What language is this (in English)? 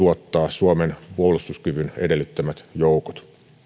Finnish